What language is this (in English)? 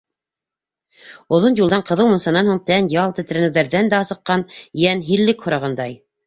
Bashkir